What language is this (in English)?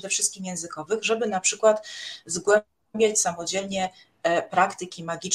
Polish